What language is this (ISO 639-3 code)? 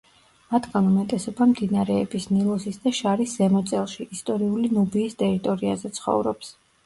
kat